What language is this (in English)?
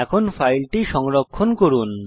Bangla